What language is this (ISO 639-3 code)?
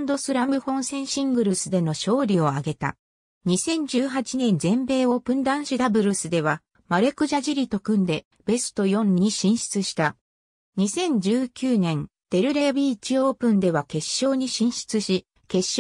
jpn